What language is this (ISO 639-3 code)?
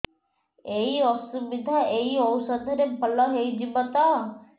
ori